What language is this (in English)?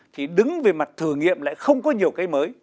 Vietnamese